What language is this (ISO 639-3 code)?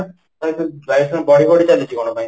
ori